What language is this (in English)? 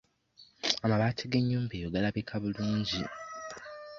Ganda